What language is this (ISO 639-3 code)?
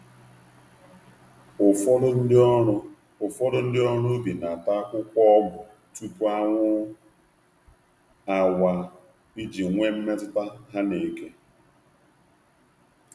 ibo